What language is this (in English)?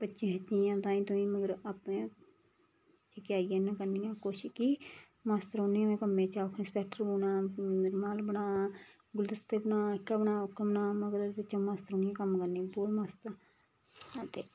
Dogri